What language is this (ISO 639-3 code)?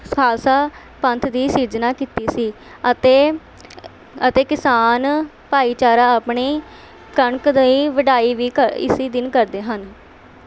pan